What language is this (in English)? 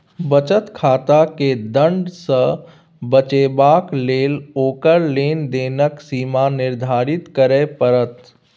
Maithili